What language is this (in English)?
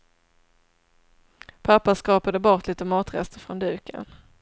Swedish